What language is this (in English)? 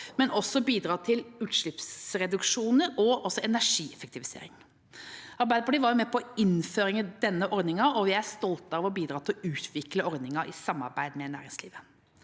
Norwegian